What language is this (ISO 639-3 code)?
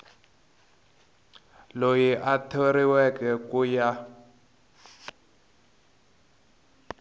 tso